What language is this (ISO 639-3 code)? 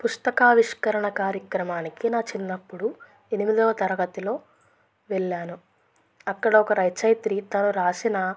tel